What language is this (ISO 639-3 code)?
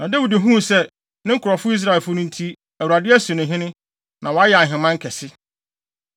aka